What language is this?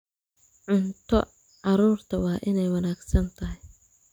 Somali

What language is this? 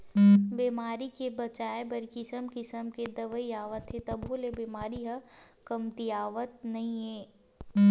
Chhattisgarhi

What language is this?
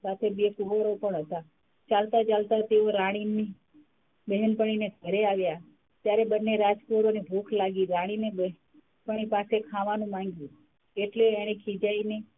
Gujarati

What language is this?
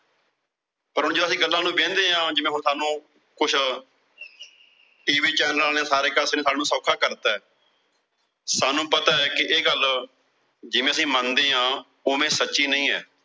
Punjabi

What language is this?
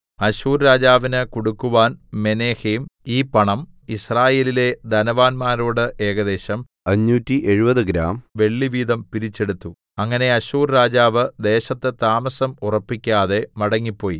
Malayalam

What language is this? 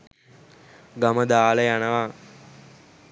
Sinhala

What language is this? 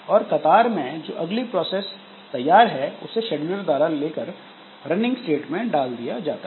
Hindi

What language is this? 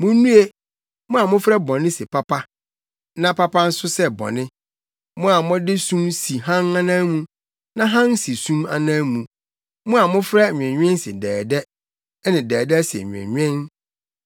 Akan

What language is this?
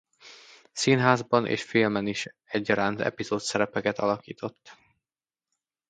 Hungarian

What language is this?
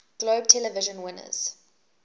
English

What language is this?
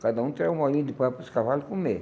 Portuguese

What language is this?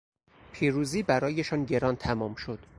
Persian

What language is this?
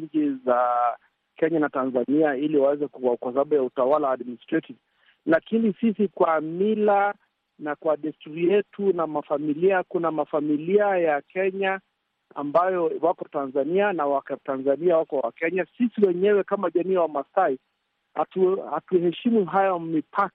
Swahili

